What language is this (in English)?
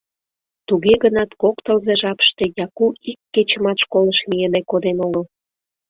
Mari